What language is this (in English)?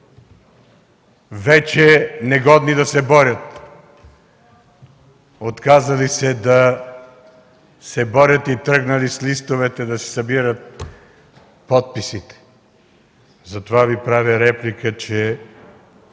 Bulgarian